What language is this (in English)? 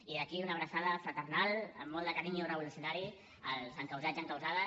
Catalan